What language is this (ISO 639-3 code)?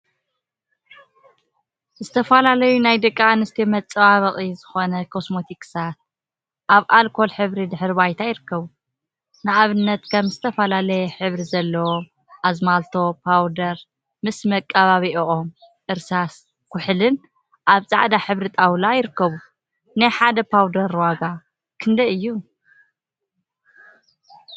tir